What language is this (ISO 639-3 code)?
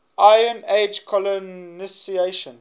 eng